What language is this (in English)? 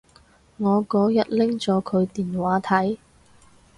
Cantonese